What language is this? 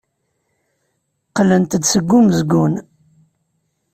Kabyle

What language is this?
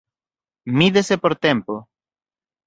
Galician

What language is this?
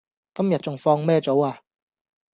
Cantonese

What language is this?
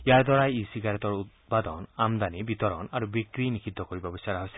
Assamese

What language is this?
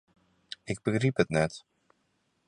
Western Frisian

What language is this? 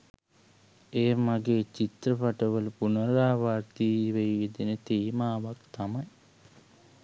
Sinhala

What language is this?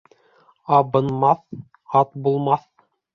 Bashkir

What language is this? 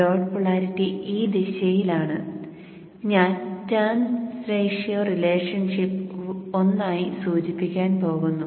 Malayalam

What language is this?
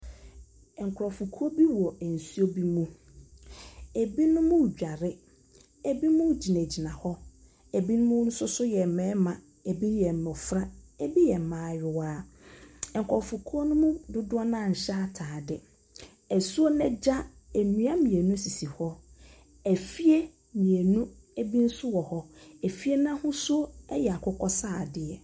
Akan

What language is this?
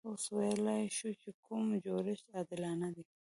Pashto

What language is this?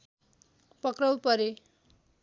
Nepali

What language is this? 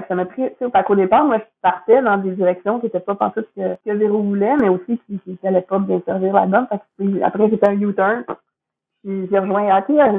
French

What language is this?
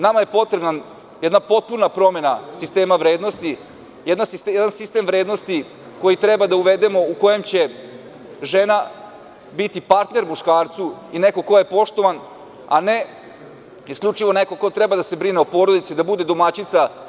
Serbian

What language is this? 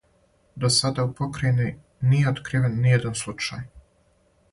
Serbian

